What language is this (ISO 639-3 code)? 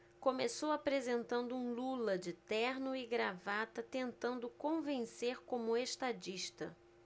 por